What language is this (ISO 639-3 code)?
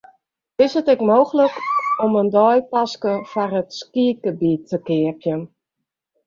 fry